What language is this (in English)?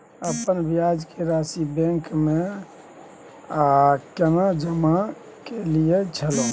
Maithili